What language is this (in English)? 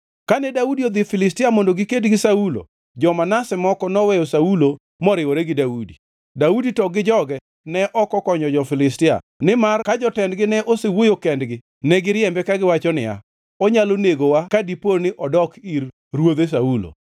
Luo (Kenya and Tanzania)